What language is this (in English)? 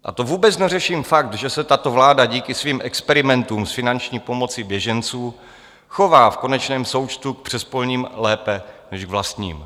Czech